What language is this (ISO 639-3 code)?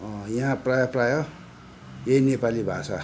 nep